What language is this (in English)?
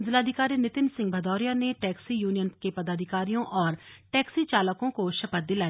Hindi